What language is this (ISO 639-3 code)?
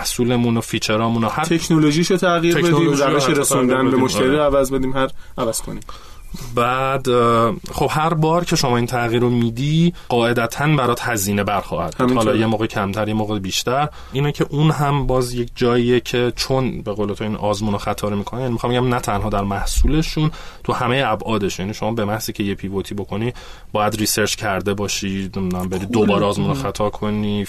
fas